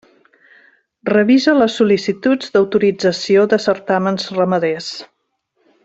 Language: Catalan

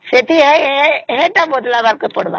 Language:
Odia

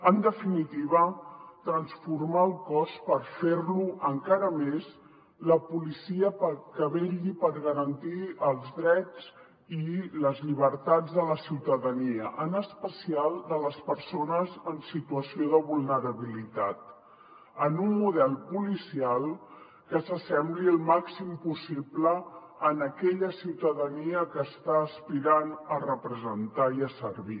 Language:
Catalan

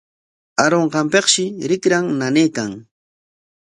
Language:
Corongo Ancash Quechua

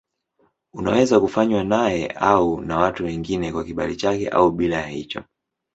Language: Swahili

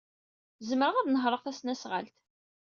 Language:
Kabyle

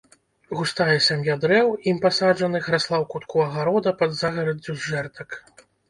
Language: Belarusian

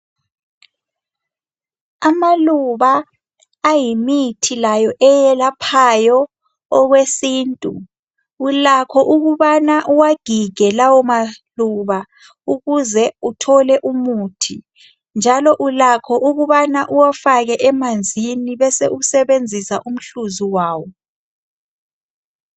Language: North Ndebele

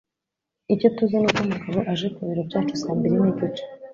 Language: Kinyarwanda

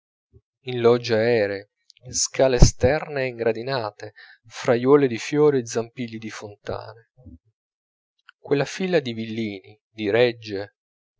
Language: Italian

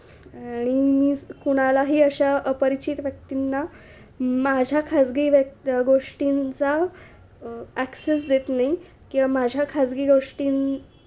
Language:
Marathi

